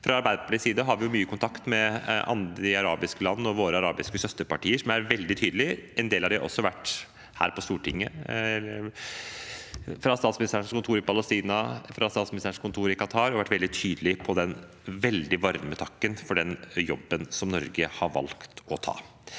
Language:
Norwegian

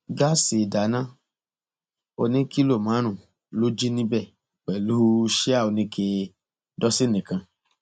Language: Yoruba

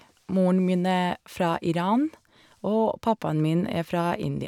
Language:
Norwegian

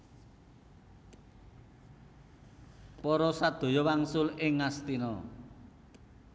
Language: Javanese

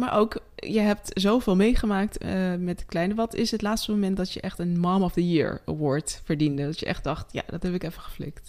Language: Dutch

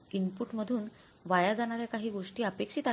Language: Marathi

